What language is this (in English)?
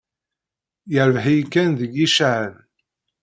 Kabyle